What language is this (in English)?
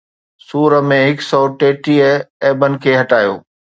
Sindhi